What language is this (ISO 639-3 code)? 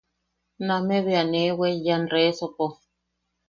yaq